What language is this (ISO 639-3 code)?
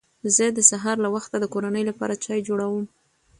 pus